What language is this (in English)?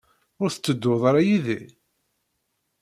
Kabyle